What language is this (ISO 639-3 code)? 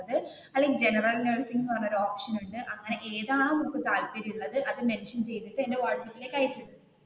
mal